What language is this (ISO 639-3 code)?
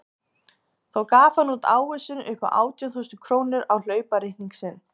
isl